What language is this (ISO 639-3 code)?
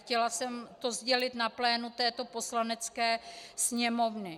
ces